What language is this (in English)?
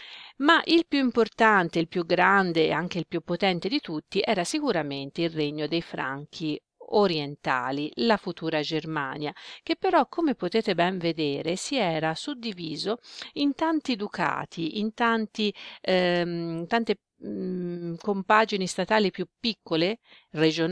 Italian